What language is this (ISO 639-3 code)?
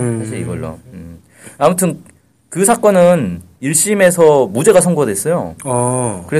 kor